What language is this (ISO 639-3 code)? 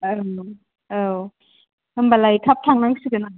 brx